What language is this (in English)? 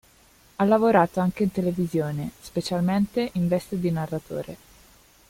Italian